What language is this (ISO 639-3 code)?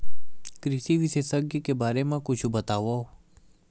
hne